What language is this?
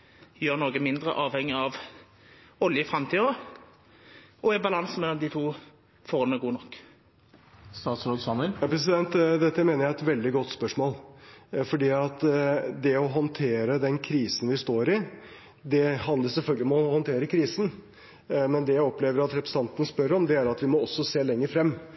Norwegian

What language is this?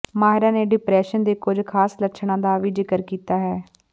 Punjabi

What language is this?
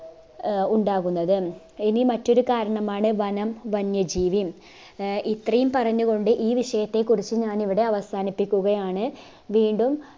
Malayalam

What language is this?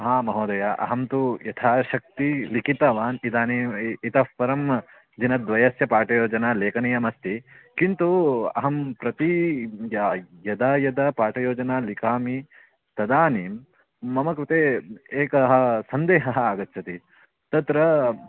Sanskrit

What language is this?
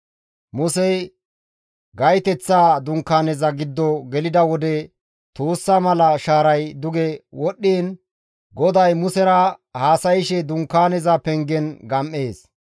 Gamo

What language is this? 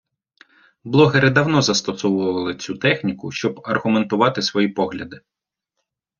Ukrainian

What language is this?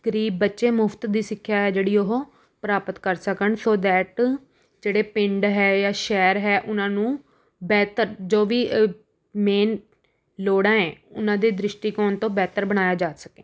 Punjabi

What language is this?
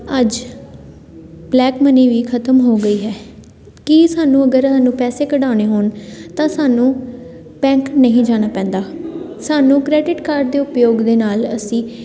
Punjabi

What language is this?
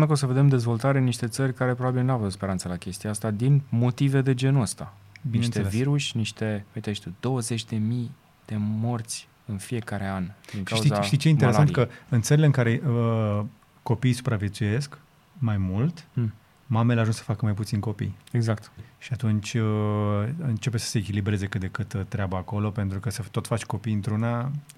Romanian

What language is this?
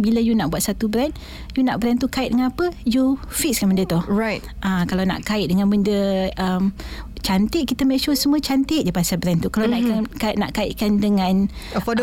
Malay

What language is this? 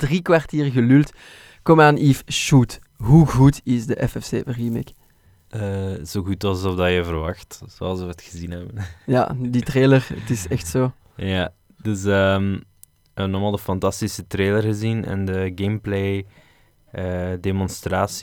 Dutch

